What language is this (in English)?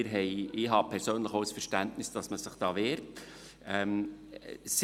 Swiss German